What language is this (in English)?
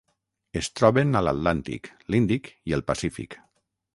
Catalan